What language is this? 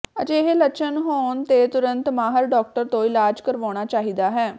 Punjabi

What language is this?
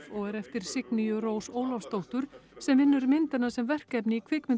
Icelandic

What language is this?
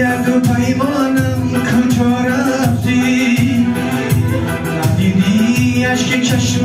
Persian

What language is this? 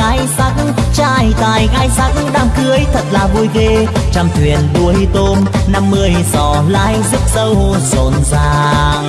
Vietnamese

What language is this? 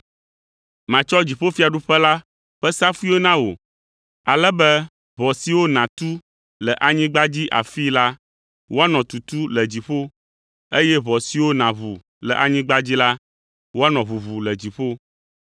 Ewe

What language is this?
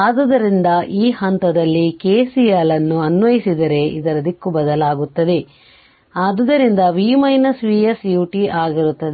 Kannada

